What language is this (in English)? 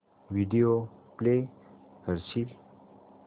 Marathi